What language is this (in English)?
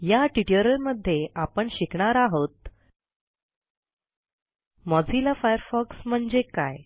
Marathi